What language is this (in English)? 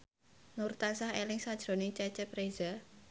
Javanese